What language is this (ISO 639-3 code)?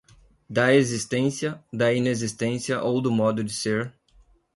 por